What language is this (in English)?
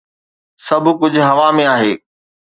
Sindhi